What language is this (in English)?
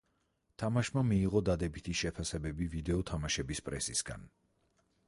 Georgian